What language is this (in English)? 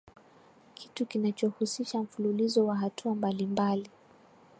Swahili